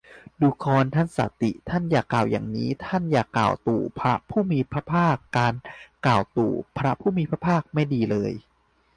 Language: Thai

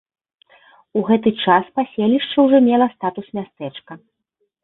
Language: Belarusian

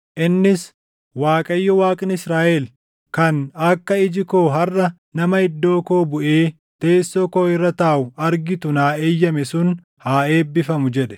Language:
Oromo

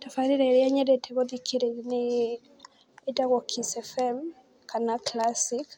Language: Kikuyu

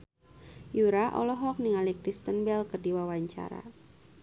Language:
Sundanese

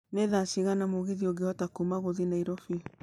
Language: Kikuyu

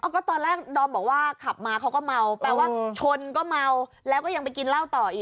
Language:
Thai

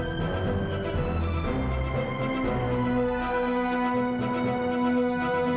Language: Indonesian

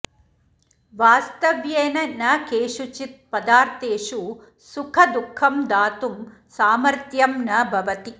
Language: Sanskrit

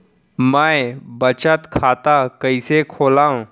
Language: Chhattisgarhi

